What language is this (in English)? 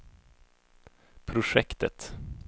Swedish